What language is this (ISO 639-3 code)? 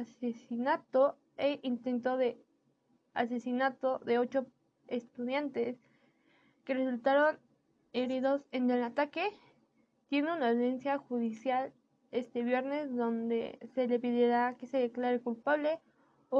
spa